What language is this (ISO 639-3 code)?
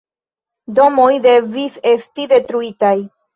epo